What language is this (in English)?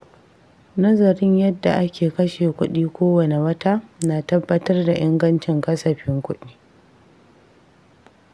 Hausa